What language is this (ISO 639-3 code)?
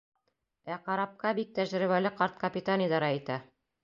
bak